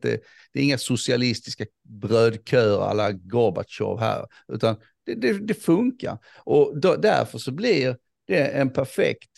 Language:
Swedish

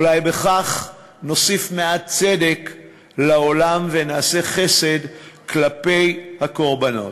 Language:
Hebrew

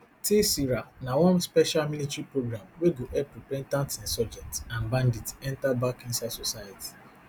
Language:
Nigerian Pidgin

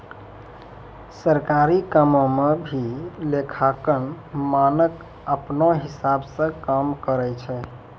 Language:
Maithili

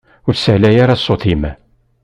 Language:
Kabyle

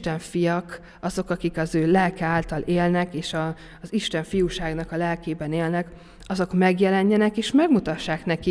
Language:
Hungarian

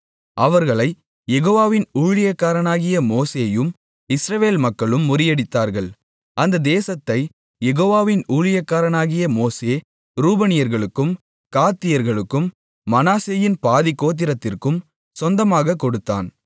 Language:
Tamil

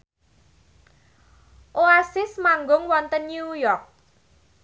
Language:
Javanese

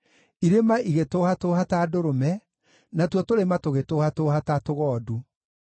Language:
Kikuyu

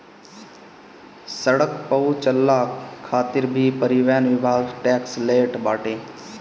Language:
Bhojpuri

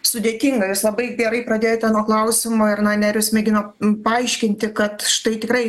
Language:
Lithuanian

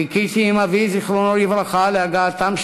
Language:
Hebrew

